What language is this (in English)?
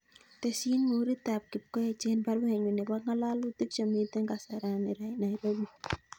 Kalenjin